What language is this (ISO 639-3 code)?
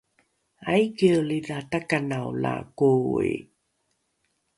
dru